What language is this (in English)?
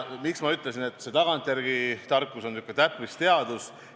Estonian